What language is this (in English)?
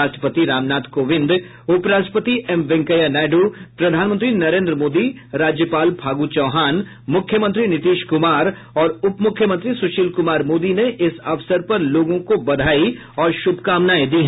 Hindi